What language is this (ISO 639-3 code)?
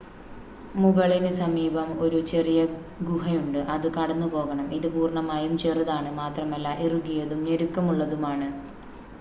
mal